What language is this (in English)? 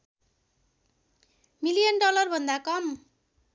Nepali